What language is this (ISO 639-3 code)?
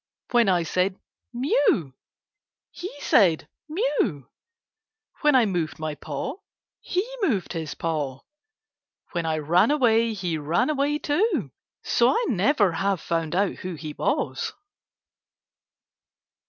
eng